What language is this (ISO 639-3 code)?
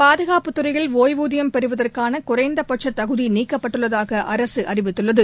tam